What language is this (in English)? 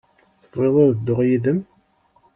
Kabyle